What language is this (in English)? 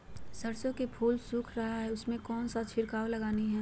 Magahi